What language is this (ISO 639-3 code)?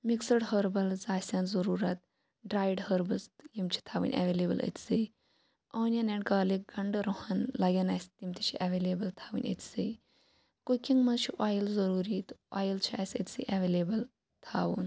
kas